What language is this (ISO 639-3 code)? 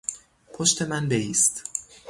fas